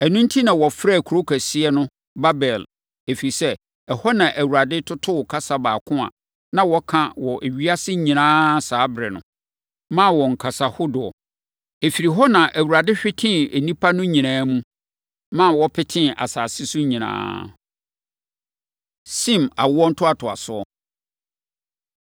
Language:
Akan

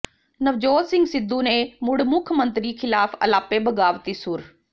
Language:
Punjabi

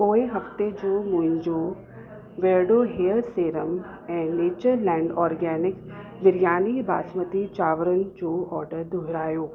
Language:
Sindhi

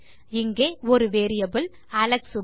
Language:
Tamil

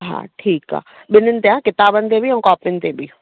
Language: Sindhi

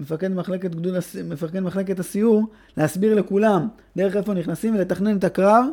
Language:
Hebrew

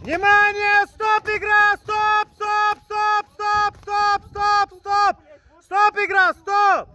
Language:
Russian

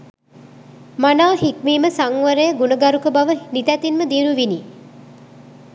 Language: Sinhala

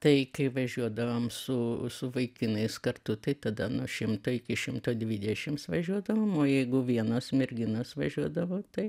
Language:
Lithuanian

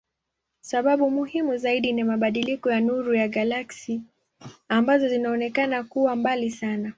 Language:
Swahili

